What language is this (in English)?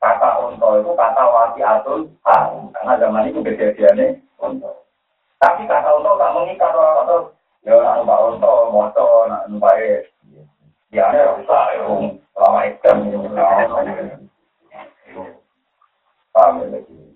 Malay